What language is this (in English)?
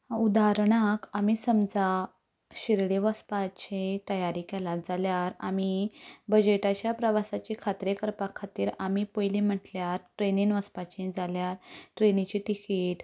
Konkani